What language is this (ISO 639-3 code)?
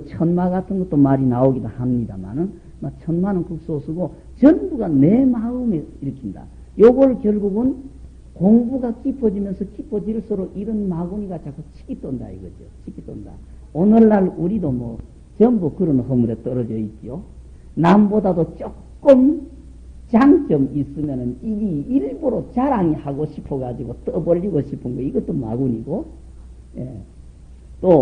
kor